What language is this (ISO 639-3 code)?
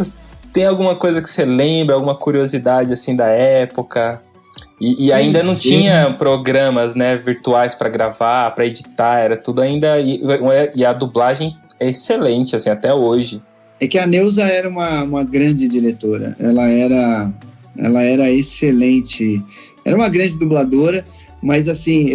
por